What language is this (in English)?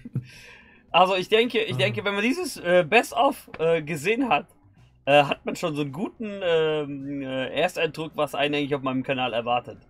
German